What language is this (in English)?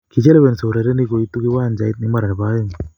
Kalenjin